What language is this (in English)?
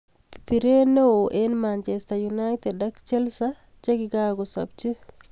Kalenjin